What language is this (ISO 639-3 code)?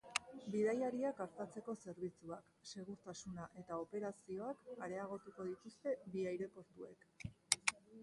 eus